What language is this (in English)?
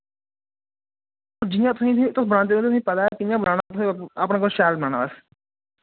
Dogri